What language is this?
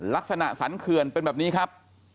Thai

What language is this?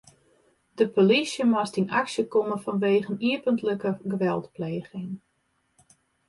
Western Frisian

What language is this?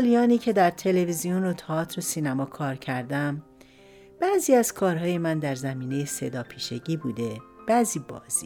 Persian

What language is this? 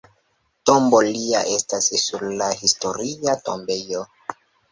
Esperanto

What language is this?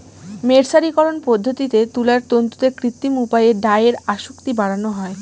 Bangla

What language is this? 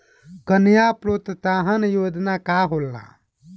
Bhojpuri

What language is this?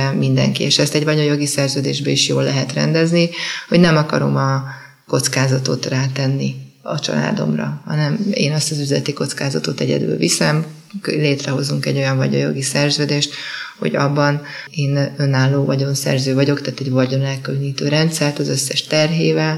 Hungarian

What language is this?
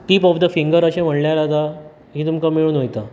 Konkani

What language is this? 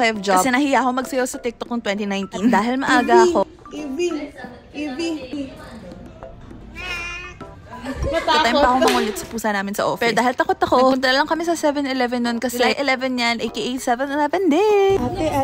Filipino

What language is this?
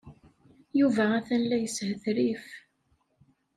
Kabyle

